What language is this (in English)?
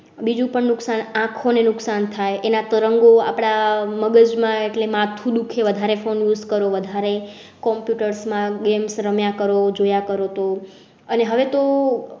Gujarati